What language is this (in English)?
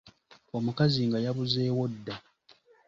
Ganda